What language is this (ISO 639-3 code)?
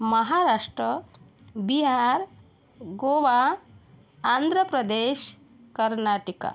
mar